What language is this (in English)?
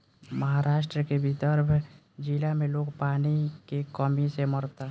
Bhojpuri